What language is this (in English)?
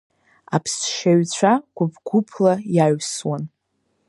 Abkhazian